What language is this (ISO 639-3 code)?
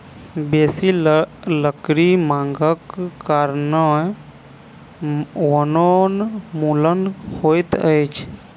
mai